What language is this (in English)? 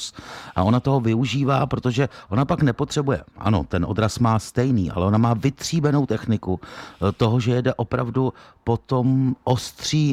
Czech